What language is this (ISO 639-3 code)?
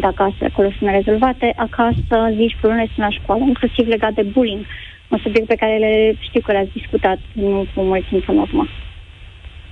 ron